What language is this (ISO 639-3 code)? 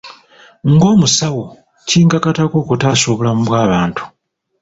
lug